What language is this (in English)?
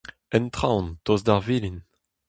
Breton